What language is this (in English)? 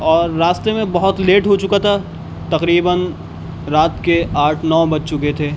Urdu